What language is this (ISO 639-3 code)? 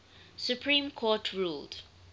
eng